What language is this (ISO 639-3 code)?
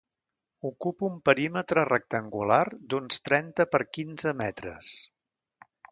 cat